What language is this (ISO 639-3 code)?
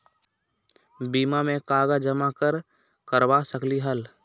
mag